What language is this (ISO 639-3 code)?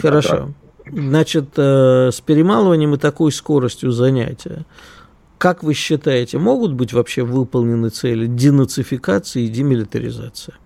rus